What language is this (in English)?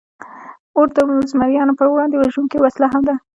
Pashto